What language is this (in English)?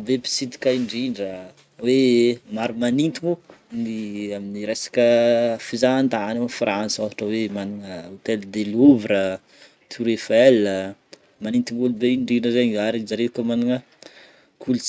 Northern Betsimisaraka Malagasy